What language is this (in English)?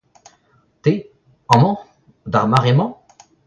Breton